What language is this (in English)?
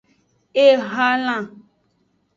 Aja (Benin)